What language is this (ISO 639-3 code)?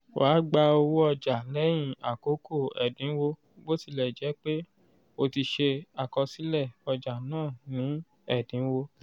yor